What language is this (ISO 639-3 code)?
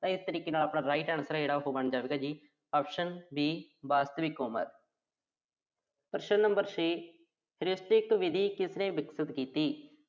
pan